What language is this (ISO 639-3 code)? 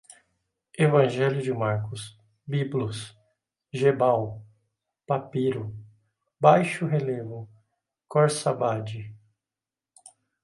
por